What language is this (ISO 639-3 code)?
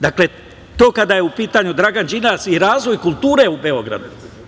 srp